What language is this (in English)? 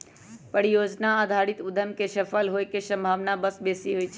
Magahi